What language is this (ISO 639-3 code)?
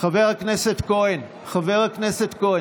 heb